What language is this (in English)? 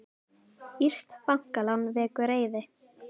Icelandic